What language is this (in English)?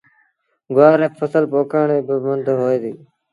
Sindhi Bhil